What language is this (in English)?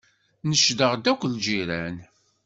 Kabyle